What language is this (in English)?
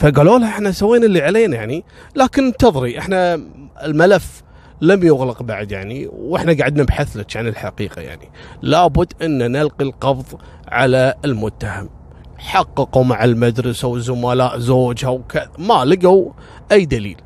Arabic